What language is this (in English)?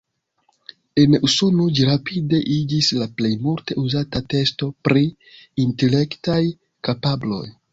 Esperanto